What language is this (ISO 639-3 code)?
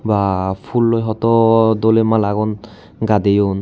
ccp